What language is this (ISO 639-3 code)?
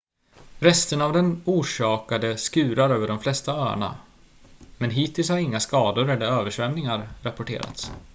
swe